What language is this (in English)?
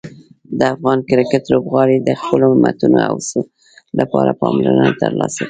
Pashto